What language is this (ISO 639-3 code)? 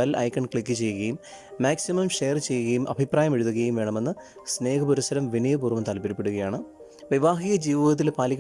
mal